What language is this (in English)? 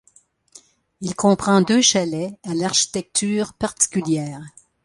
French